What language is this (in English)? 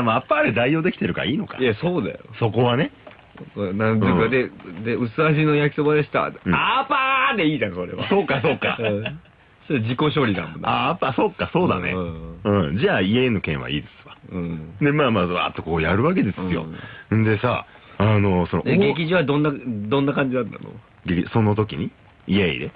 Japanese